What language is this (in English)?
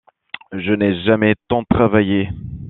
French